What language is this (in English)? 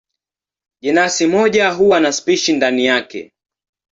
Swahili